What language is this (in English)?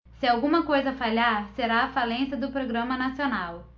Portuguese